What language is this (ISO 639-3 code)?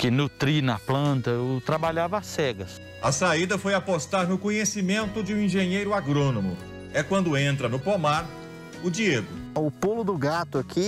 por